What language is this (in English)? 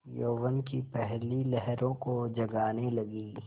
Hindi